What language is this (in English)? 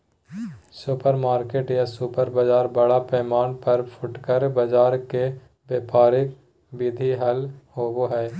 Magahi